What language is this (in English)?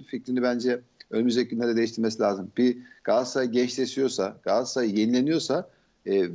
Turkish